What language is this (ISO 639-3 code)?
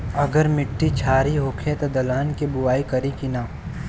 bho